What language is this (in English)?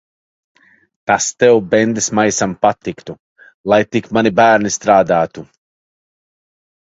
Latvian